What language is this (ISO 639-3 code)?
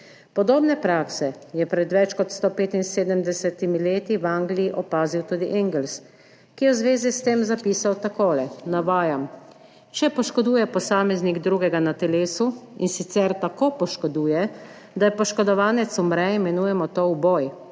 slv